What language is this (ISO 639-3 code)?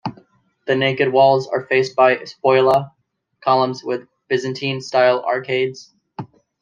eng